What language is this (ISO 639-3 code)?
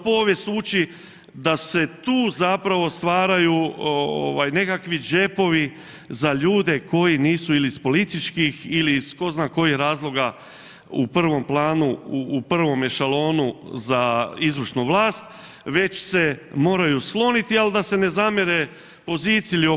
hrv